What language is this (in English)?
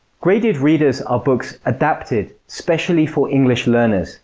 English